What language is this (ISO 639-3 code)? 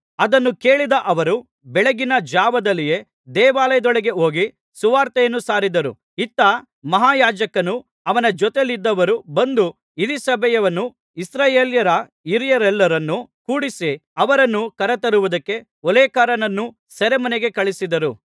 kan